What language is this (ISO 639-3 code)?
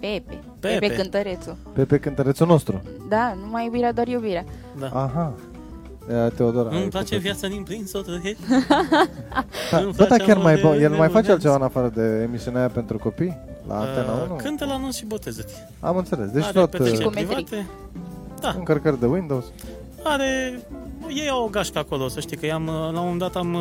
ron